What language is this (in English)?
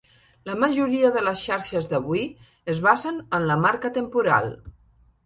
Catalan